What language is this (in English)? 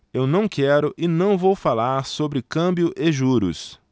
Portuguese